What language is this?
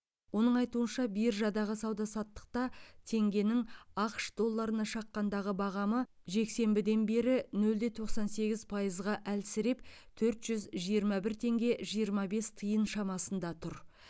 Kazakh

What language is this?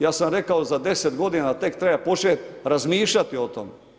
Croatian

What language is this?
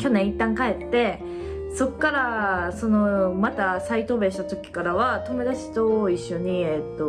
Japanese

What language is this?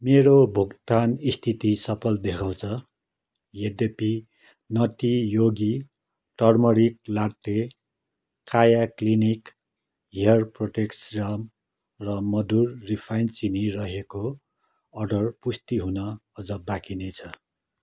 Nepali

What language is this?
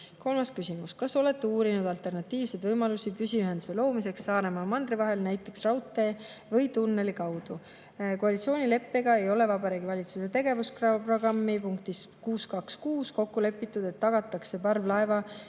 Estonian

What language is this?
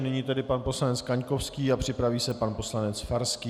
Czech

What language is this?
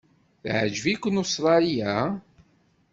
Kabyle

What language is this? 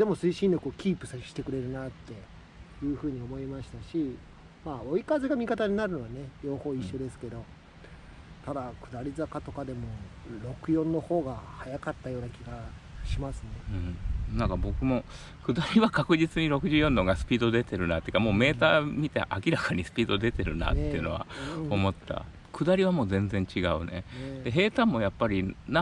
Japanese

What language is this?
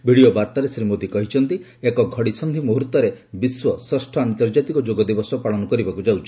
Odia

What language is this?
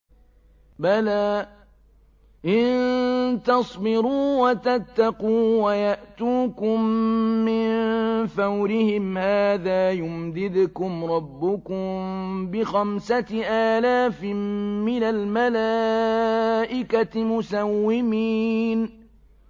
Arabic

